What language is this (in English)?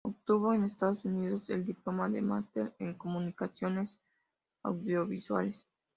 Spanish